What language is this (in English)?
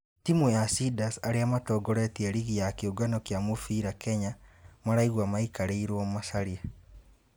Kikuyu